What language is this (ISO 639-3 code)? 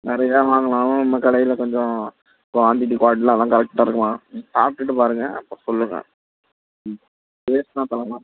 tam